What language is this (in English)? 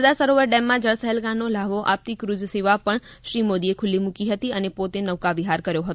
Gujarati